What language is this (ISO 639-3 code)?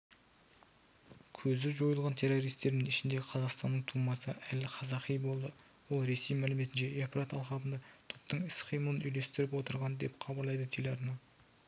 kaz